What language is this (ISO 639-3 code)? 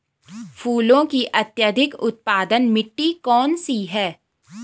hin